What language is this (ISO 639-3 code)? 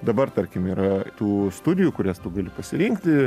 lit